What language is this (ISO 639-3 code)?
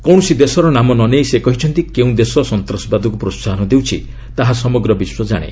ori